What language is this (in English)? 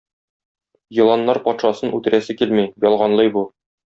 Tatar